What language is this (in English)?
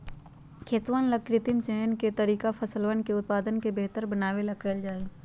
Magahi